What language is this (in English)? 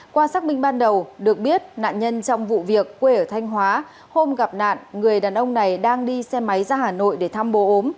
Vietnamese